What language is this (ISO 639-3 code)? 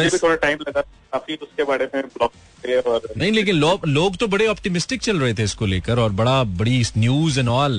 hin